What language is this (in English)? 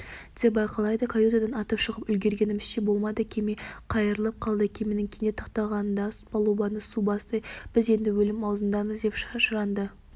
Kazakh